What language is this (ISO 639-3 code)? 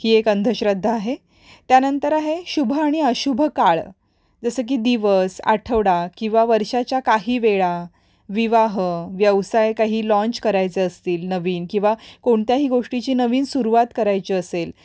mar